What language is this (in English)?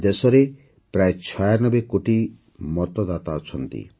Odia